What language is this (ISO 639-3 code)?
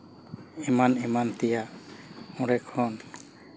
sat